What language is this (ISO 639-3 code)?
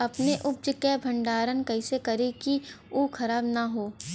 bho